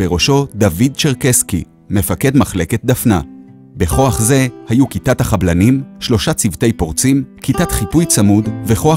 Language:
Hebrew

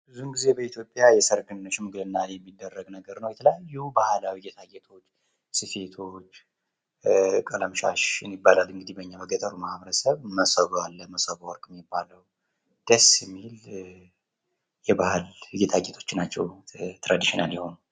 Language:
Amharic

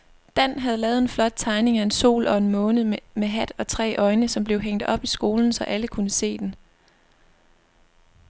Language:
Danish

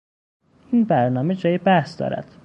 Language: Persian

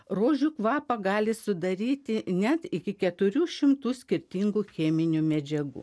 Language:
Lithuanian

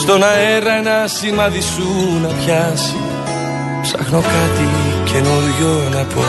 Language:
Greek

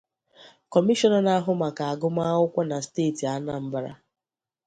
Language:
Igbo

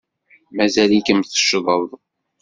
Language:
Kabyle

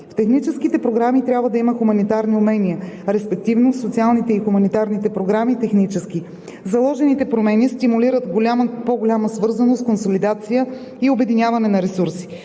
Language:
Bulgarian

